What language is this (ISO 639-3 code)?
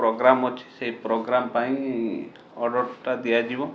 ori